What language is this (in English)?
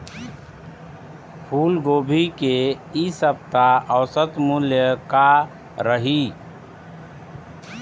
Chhattisgarhi